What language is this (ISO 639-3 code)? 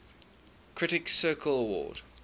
eng